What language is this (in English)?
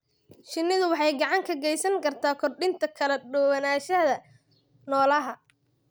Somali